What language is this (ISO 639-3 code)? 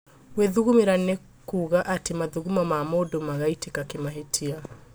kik